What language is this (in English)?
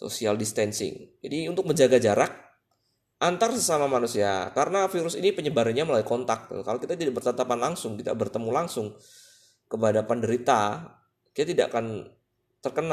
Indonesian